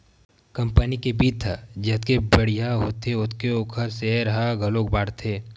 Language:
Chhattisgarhi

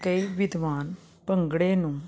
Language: Punjabi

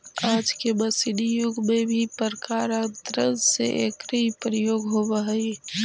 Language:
Magahi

